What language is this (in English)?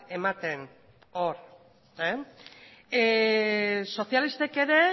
Basque